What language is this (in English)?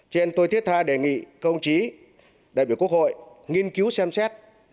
Vietnamese